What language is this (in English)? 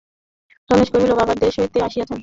Bangla